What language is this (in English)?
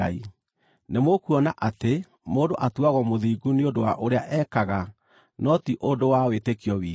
Kikuyu